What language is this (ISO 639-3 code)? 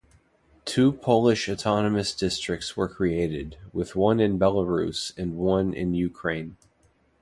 eng